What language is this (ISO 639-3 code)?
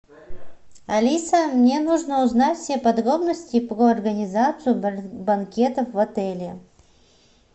rus